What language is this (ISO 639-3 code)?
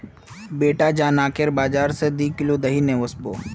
mag